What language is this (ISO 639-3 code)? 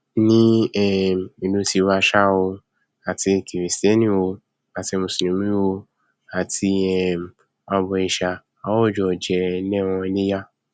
yor